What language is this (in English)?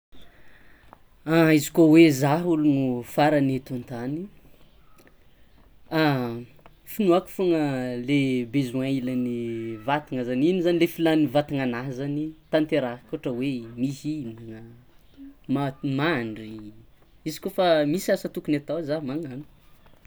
Tsimihety Malagasy